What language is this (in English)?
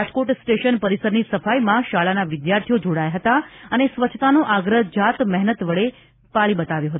Gujarati